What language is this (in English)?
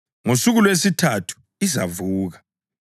North Ndebele